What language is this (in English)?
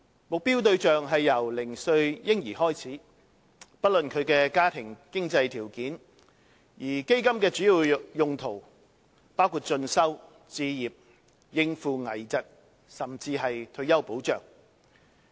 Cantonese